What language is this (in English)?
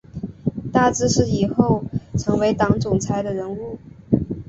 Chinese